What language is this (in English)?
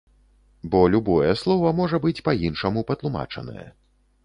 Belarusian